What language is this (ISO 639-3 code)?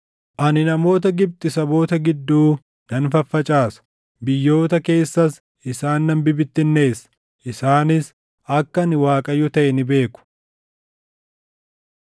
orm